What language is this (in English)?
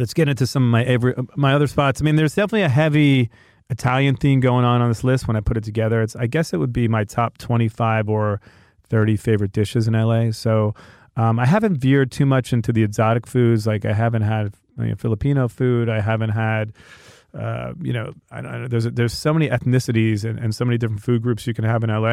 English